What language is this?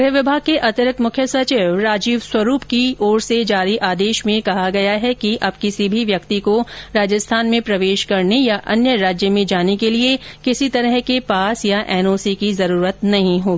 Hindi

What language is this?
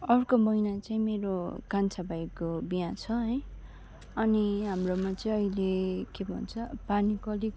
Nepali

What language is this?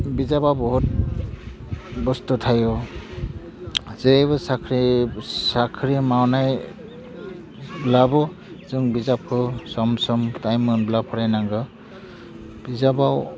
Bodo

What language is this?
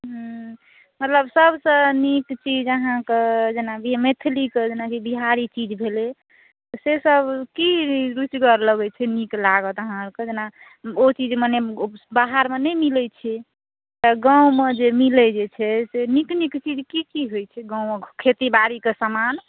Maithili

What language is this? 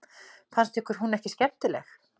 Icelandic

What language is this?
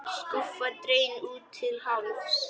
Icelandic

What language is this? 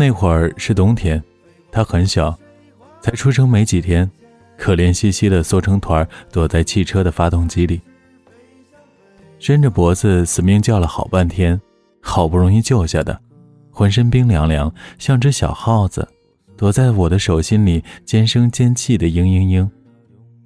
Chinese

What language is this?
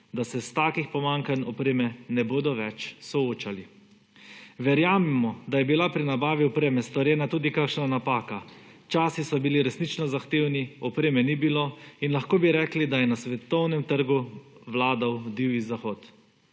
Slovenian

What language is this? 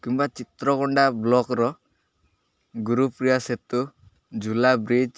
Odia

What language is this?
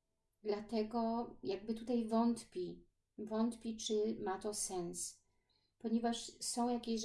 Polish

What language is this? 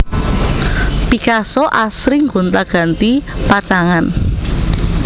Javanese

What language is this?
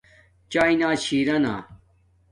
Domaaki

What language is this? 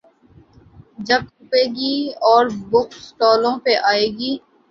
Urdu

